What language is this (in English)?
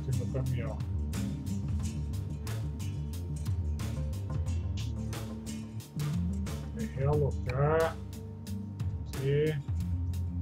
Portuguese